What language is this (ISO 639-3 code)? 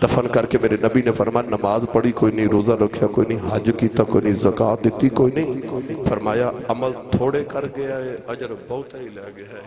urd